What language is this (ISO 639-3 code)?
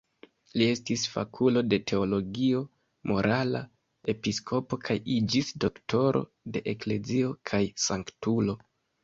epo